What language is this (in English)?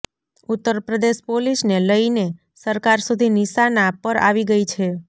Gujarati